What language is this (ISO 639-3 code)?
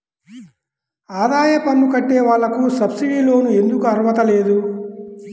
tel